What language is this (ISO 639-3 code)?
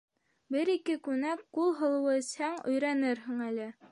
bak